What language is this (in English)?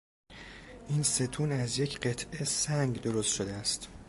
Persian